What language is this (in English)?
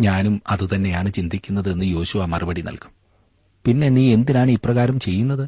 Malayalam